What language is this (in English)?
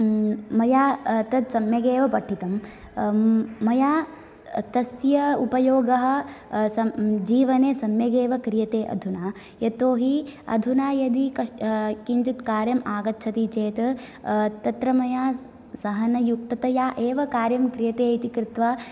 Sanskrit